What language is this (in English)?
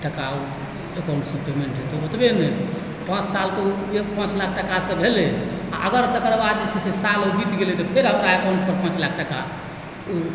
Maithili